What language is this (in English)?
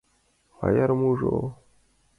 Mari